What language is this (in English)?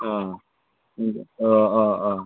Bodo